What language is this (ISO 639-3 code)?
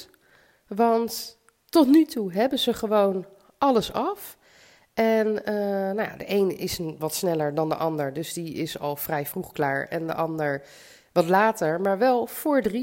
nld